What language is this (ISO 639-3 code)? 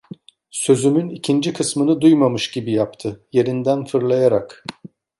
tur